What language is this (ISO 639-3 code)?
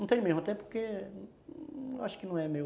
por